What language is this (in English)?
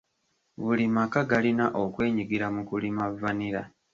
Ganda